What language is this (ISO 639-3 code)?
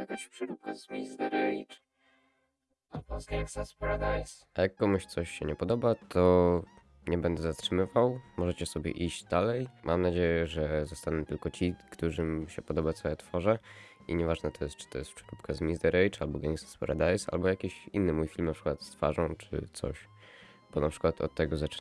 pol